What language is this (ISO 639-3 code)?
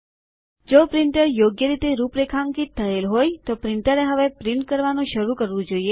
guj